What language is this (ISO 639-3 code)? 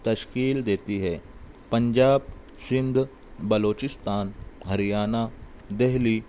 urd